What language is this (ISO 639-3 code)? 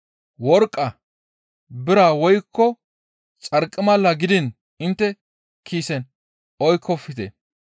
gmv